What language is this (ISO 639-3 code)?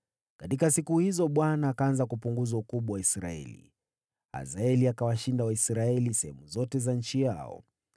swa